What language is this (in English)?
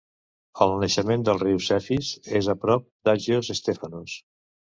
Catalan